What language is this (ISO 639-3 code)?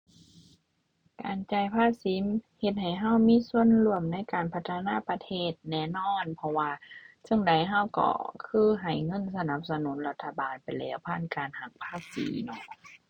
tha